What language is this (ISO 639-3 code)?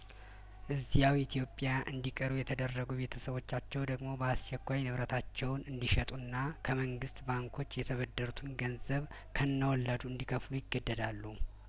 amh